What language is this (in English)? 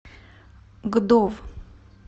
Russian